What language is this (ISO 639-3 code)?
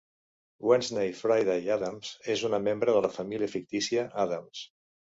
cat